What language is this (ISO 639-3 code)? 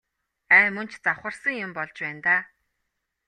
mon